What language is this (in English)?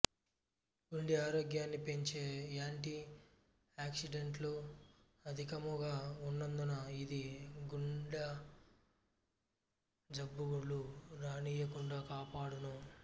Telugu